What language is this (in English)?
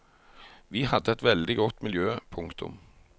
Norwegian